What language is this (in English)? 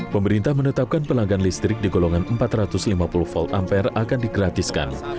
Indonesian